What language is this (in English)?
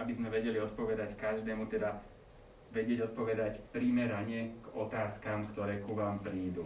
Slovak